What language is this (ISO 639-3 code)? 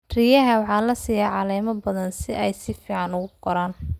som